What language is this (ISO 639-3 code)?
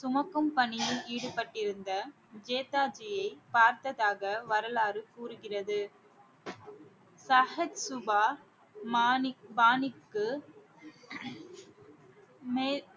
tam